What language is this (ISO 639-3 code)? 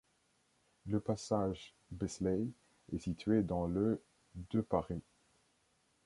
fra